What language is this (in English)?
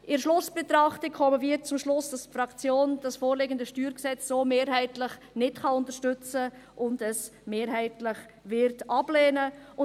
Swiss German